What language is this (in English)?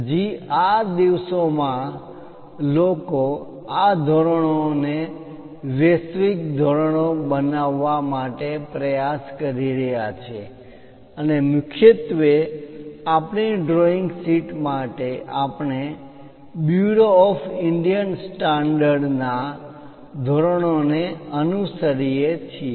Gujarati